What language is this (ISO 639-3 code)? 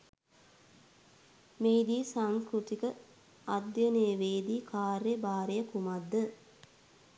sin